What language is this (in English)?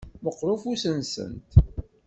Kabyle